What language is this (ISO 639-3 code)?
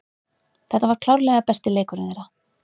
isl